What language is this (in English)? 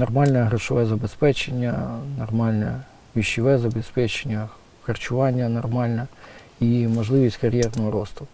Ukrainian